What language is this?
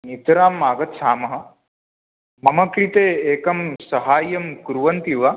Sanskrit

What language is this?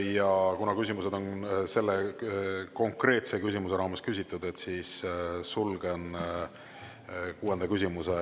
Estonian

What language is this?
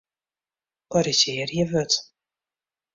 Western Frisian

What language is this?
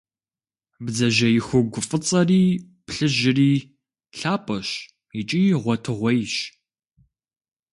Kabardian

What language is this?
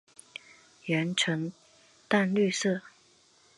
Chinese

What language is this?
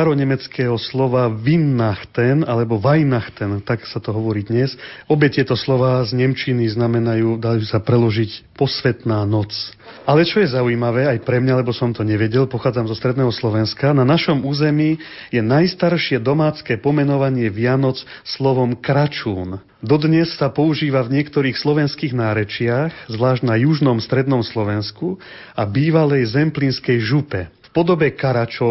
Slovak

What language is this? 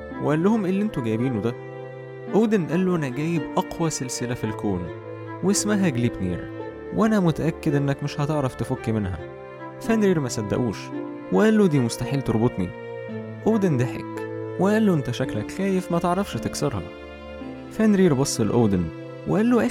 Arabic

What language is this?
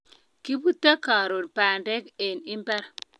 Kalenjin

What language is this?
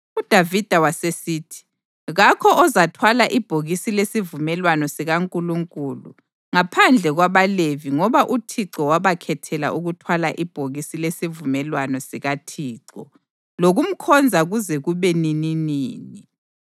North Ndebele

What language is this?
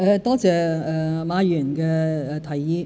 Cantonese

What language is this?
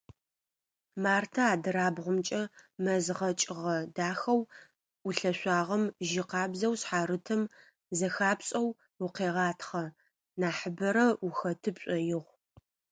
Adyghe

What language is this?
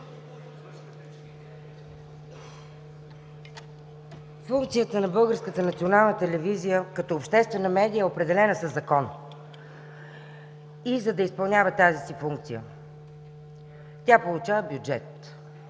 Bulgarian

